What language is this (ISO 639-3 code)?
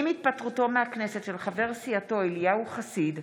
heb